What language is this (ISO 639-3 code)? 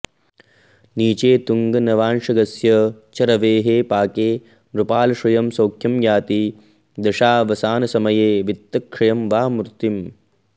san